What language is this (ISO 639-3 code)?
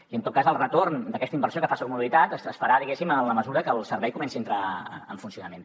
cat